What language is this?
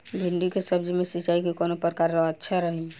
Bhojpuri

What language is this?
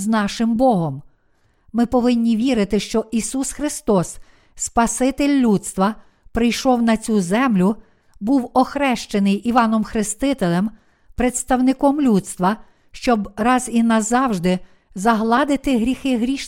Ukrainian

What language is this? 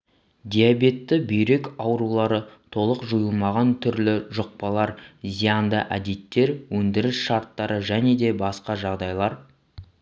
Kazakh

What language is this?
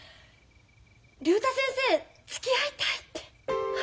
Japanese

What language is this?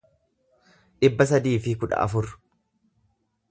Oromo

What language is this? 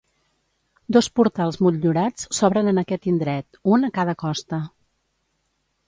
Catalan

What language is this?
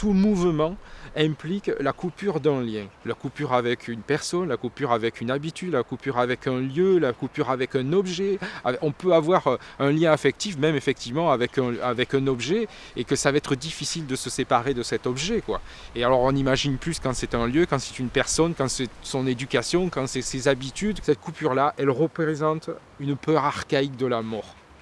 French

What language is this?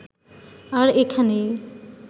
Bangla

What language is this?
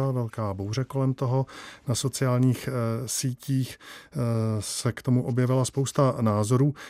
Czech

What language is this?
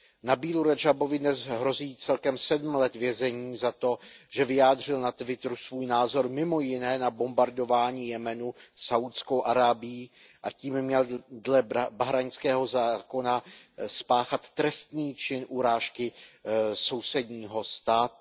Czech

